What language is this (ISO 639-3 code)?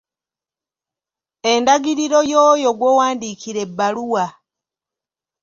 lug